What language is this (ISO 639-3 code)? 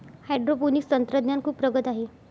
mar